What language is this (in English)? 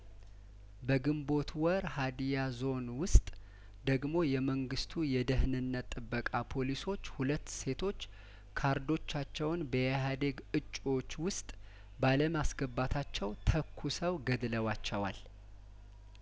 Amharic